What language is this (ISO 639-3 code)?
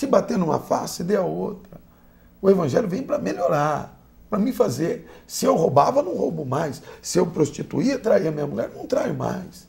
por